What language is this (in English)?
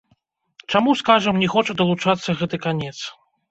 Belarusian